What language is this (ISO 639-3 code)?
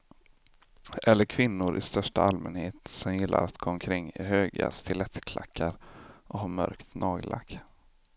swe